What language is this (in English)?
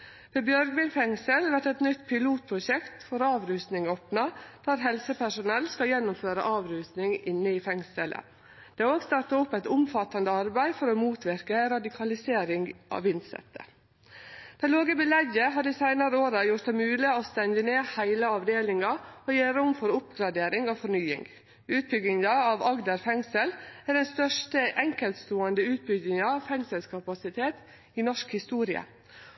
Norwegian Nynorsk